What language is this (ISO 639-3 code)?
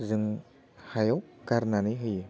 brx